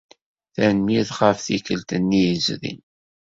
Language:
Kabyle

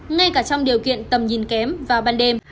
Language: Vietnamese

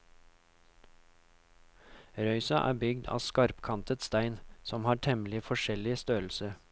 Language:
Norwegian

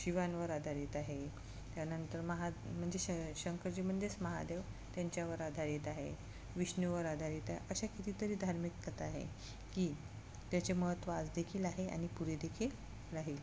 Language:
Marathi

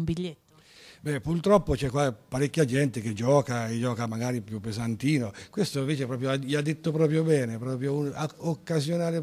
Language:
Italian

